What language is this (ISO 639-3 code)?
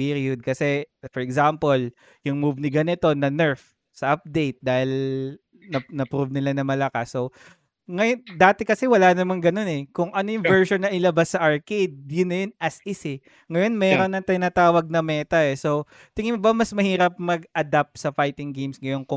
fil